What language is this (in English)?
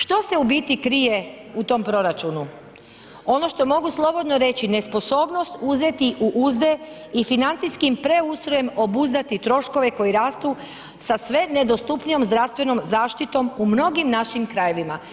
Croatian